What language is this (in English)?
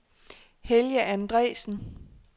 Danish